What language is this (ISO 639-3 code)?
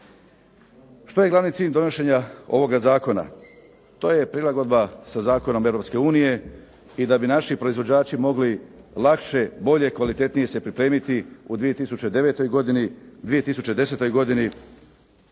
hrv